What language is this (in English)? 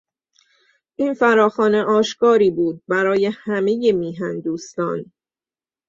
Persian